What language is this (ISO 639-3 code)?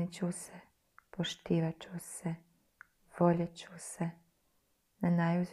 hrv